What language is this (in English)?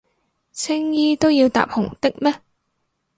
Cantonese